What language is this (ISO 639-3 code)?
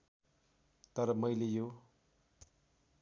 nep